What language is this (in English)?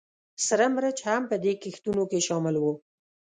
Pashto